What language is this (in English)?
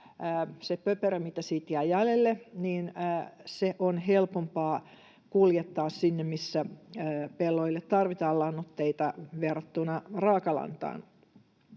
Finnish